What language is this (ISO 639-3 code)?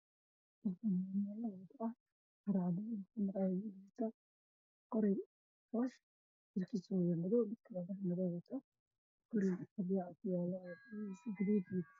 som